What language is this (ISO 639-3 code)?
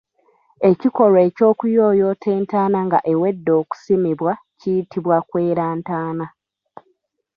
lug